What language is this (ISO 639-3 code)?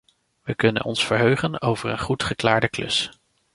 nld